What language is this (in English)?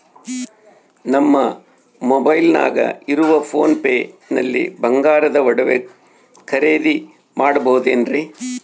Kannada